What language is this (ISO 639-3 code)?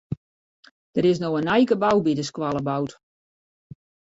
fry